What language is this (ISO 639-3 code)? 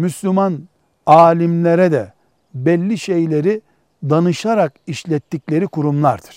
tur